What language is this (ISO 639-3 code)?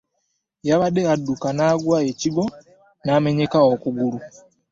lug